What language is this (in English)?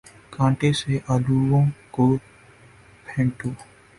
Urdu